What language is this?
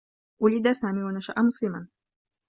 Arabic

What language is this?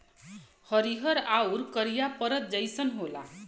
Bhojpuri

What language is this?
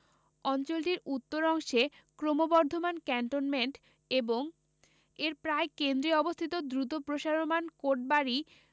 Bangla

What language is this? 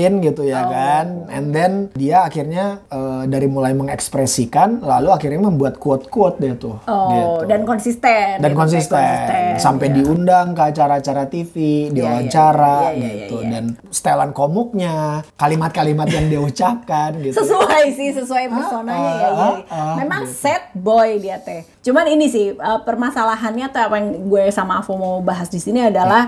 Indonesian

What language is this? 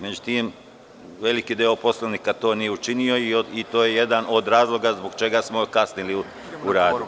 Serbian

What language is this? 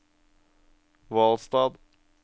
Norwegian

